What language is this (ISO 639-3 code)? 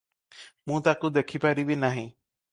ori